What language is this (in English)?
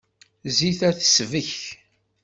Kabyle